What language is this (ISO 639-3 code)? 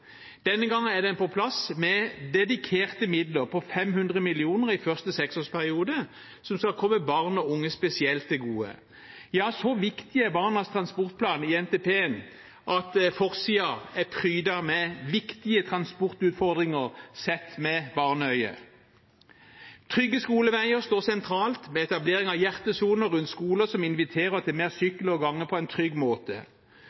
nob